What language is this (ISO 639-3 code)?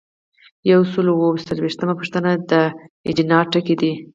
pus